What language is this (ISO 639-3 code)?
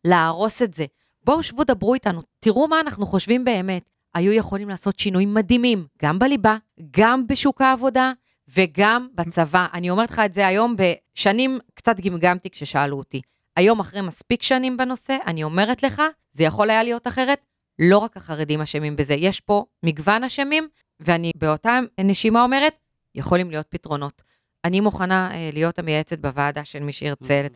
heb